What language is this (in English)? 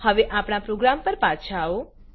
Gujarati